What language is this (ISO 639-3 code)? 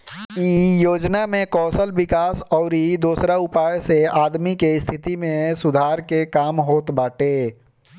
bho